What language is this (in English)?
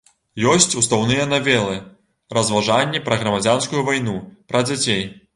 Belarusian